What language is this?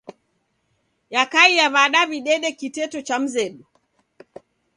Taita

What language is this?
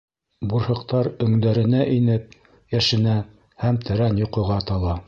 Bashkir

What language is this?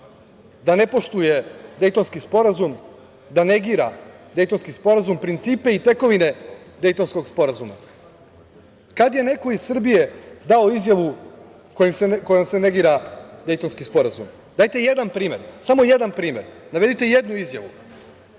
Serbian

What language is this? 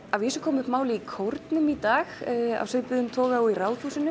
Icelandic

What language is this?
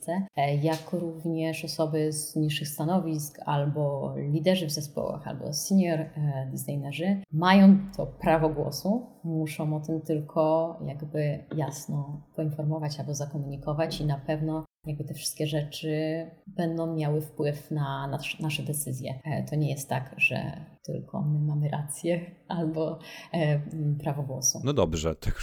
Polish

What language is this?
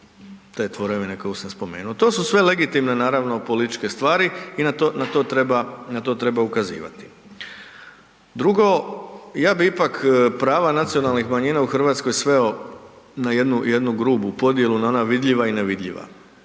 Croatian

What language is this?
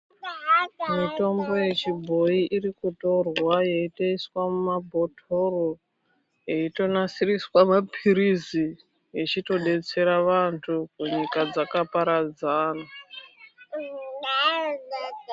Ndau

